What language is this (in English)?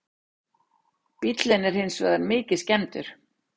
Icelandic